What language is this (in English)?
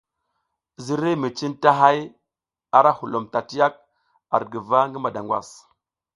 South Giziga